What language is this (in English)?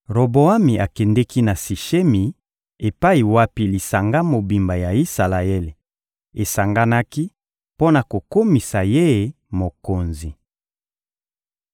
Lingala